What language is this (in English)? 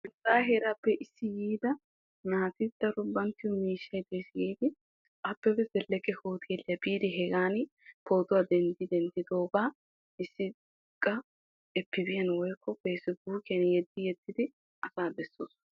Wolaytta